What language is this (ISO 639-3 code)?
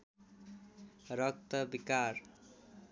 nep